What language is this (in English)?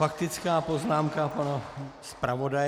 Czech